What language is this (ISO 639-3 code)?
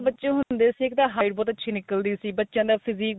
pan